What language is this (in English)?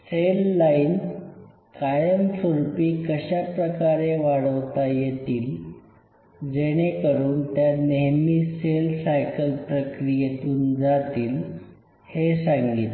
Marathi